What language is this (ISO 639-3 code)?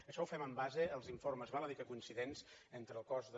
cat